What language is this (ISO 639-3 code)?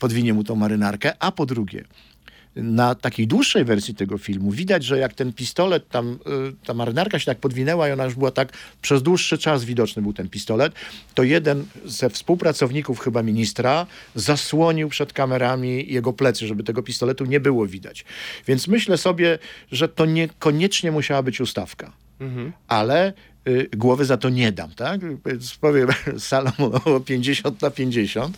pol